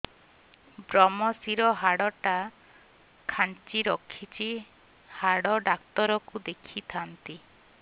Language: Odia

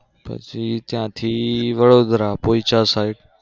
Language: Gujarati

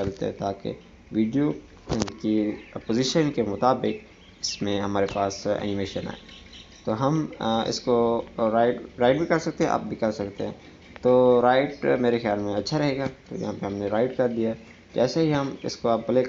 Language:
Hindi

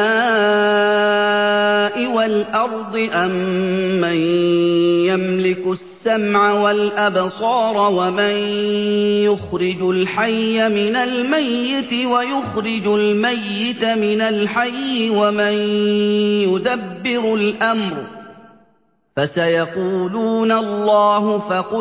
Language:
Arabic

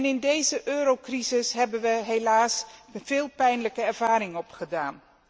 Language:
Dutch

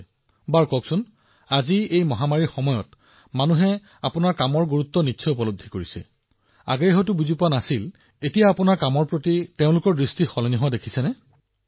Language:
Assamese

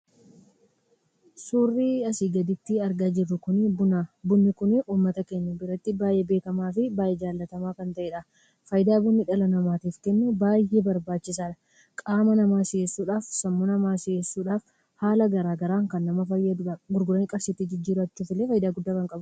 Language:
Oromo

